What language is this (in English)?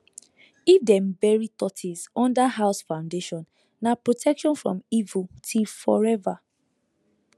Nigerian Pidgin